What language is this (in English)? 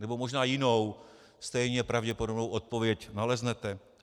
Czech